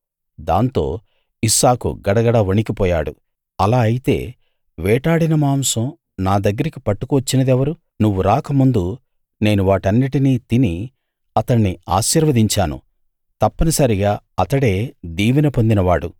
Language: Telugu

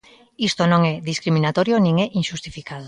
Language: Galician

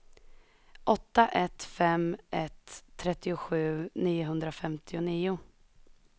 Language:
Swedish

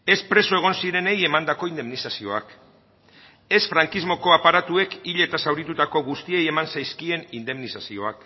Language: Basque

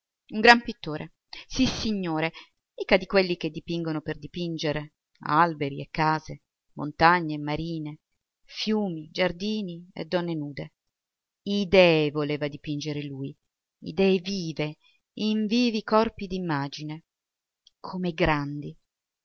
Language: Italian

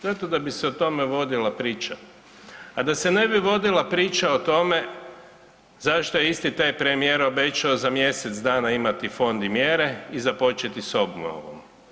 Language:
Croatian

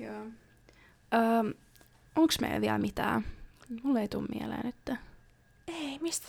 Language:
Finnish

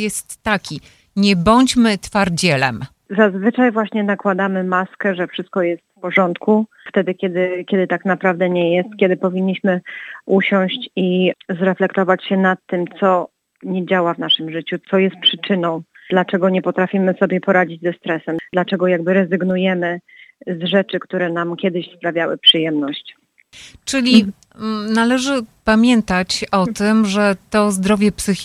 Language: Polish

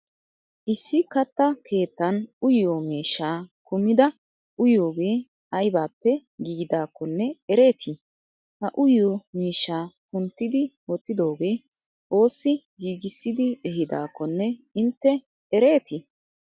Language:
Wolaytta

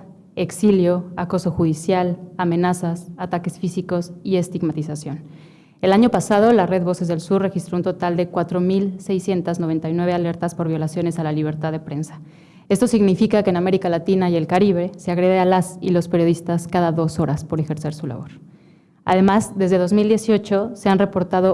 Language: Spanish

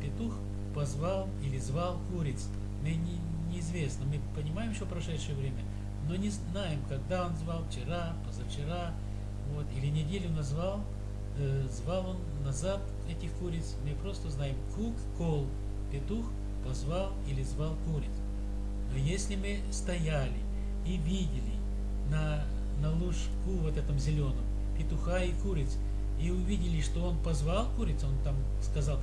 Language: Russian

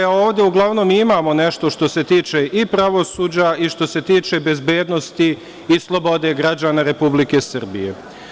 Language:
Serbian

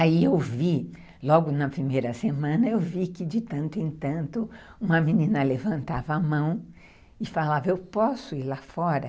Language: Portuguese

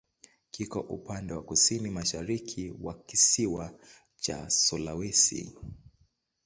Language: Swahili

